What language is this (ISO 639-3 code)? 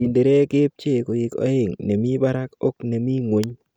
kln